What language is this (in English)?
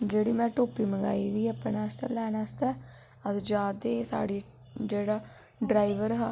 Dogri